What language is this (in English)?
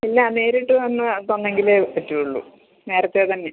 Malayalam